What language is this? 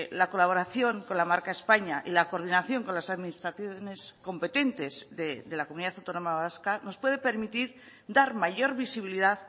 Spanish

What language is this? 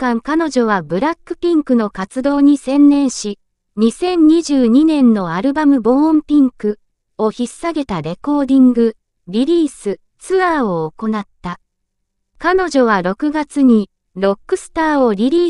Japanese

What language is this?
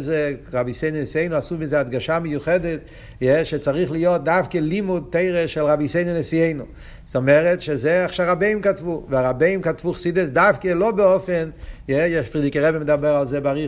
Hebrew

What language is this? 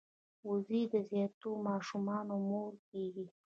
Pashto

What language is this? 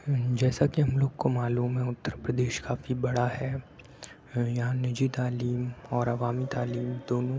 Urdu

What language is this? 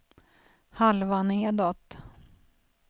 Swedish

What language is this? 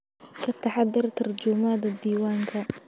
Somali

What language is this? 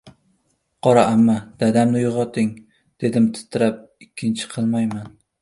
Uzbek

